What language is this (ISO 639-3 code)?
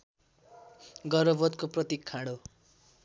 nep